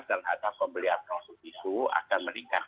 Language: Indonesian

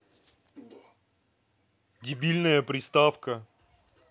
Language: Russian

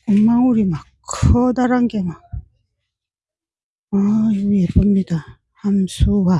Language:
Korean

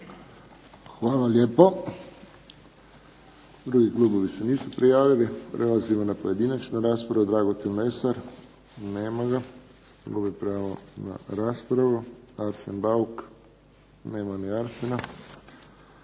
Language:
Croatian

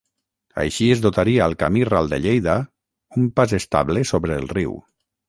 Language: Catalan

